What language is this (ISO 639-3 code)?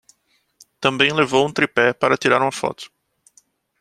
por